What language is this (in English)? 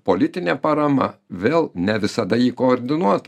Lithuanian